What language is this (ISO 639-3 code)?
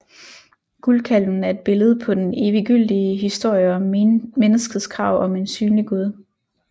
dan